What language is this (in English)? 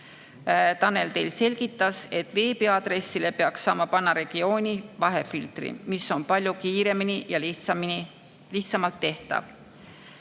Estonian